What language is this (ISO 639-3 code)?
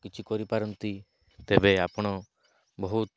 ori